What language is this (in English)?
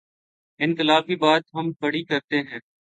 Urdu